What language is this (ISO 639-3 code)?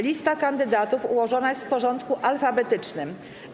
pol